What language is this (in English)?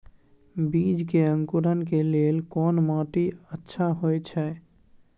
Maithili